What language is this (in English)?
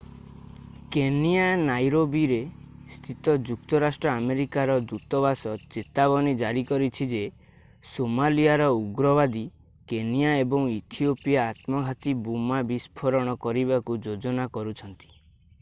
Odia